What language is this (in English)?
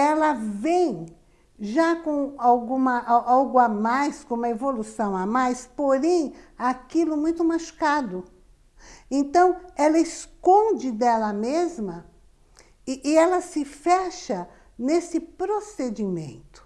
Portuguese